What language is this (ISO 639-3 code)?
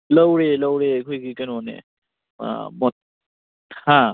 mni